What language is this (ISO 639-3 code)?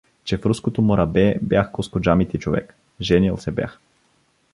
bul